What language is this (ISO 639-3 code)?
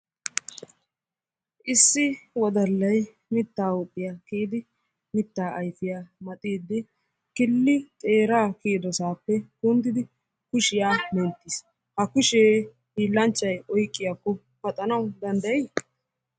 wal